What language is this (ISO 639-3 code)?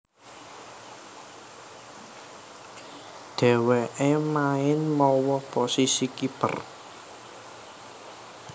jav